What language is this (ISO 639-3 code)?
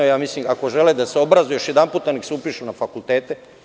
srp